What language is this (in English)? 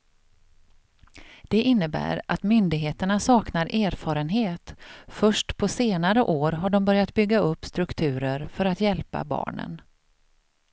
Swedish